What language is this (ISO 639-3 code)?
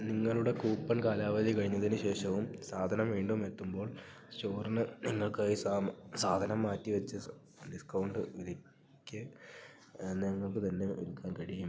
mal